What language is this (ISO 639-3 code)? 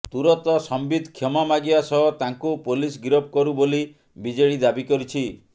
ori